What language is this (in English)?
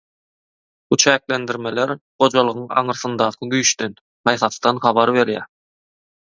Turkmen